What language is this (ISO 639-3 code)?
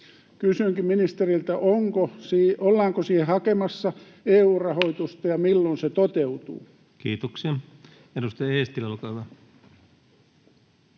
fin